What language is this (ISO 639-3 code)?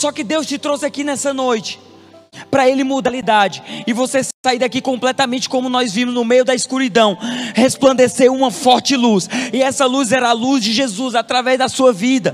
por